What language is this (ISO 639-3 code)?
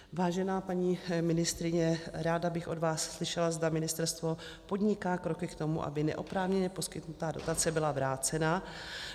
ces